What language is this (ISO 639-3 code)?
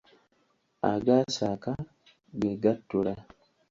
lug